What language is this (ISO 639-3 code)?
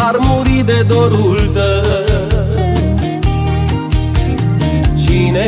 ron